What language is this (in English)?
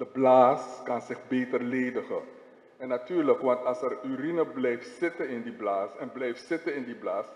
Dutch